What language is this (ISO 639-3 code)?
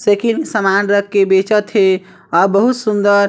hne